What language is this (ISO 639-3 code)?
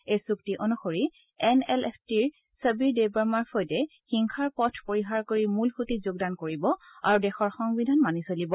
asm